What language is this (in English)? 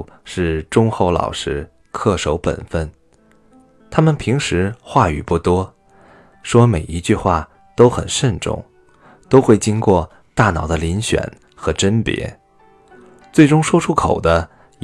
Chinese